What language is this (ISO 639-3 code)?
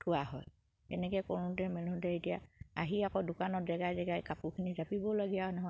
asm